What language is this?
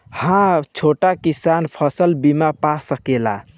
Bhojpuri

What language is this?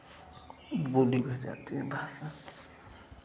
Hindi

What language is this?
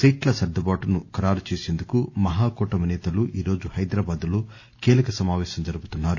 Telugu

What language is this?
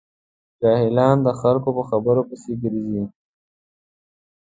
Pashto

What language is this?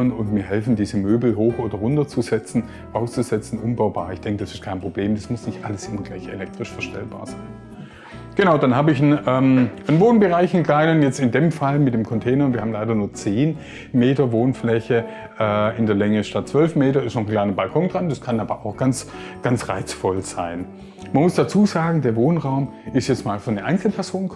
German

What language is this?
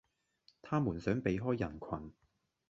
Cantonese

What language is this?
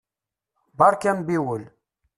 Kabyle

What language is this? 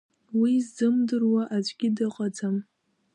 Abkhazian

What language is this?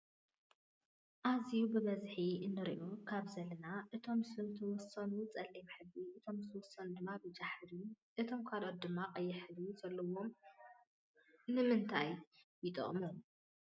Tigrinya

